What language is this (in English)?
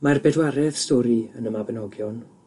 Welsh